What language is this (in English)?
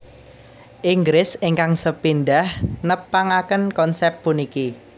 Javanese